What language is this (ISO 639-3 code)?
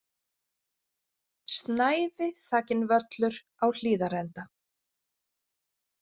isl